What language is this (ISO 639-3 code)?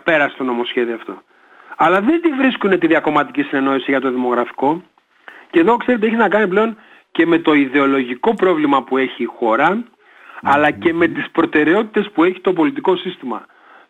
ell